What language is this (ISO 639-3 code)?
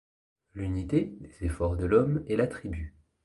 fra